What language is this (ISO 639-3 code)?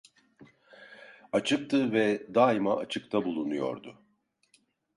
tur